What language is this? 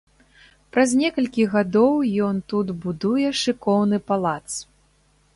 Belarusian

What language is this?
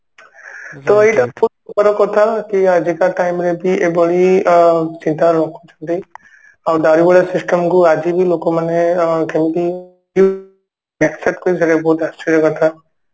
Odia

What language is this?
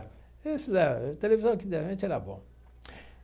Portuguese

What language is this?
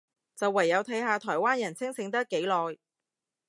Cantonese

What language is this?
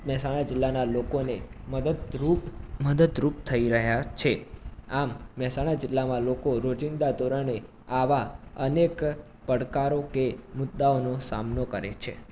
Gujarati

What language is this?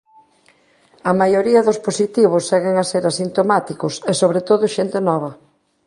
Galician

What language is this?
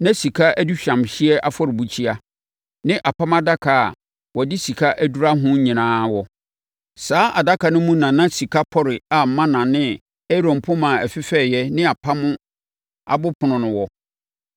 Akan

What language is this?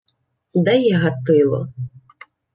Ukrainian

